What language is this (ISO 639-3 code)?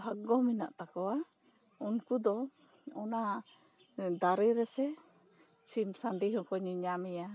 sat